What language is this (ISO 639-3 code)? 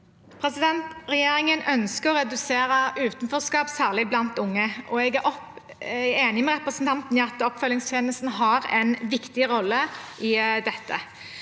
nor